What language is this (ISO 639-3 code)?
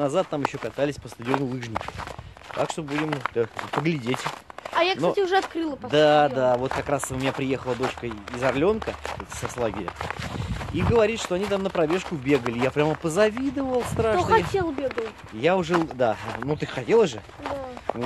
rus